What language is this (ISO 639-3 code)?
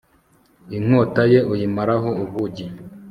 kin